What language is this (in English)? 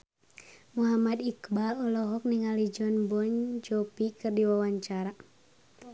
Sundanese